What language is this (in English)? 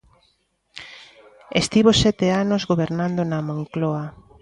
Galician